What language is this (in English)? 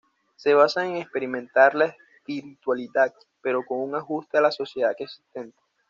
Spanish